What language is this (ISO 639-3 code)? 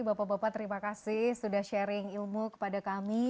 ind